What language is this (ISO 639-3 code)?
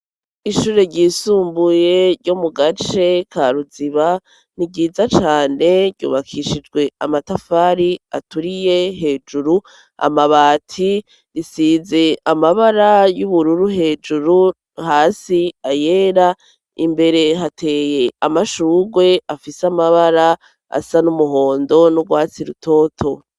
run